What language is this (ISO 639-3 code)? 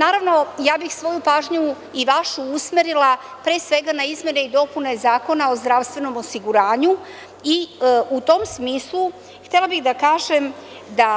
srp